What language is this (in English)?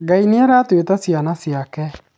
Kikuyu